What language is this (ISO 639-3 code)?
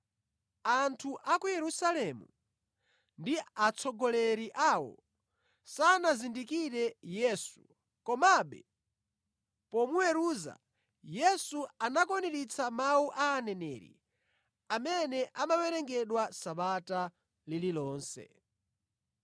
nya